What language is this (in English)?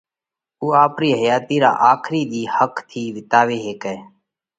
Parkari Koli